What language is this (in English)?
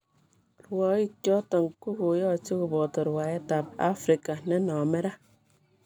Kalenjin